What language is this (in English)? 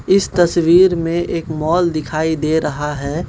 Hindi